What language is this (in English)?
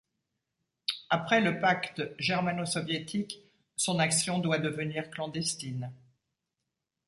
French